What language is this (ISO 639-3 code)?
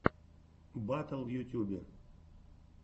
rus